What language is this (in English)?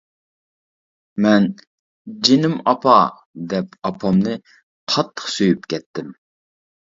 Uyghur